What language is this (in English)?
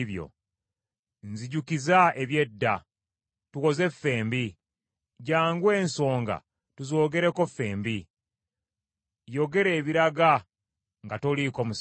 Ganda